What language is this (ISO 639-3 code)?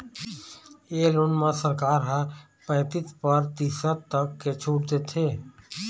hne